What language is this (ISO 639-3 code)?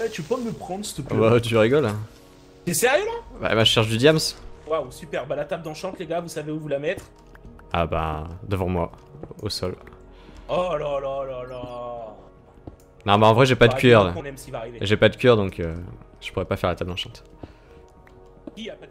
fra